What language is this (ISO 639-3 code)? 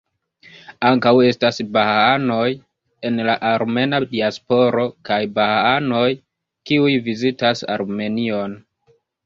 epo